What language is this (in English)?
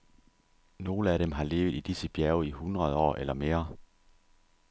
Danish